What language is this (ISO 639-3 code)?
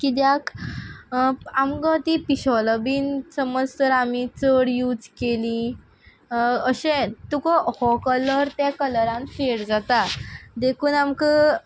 kok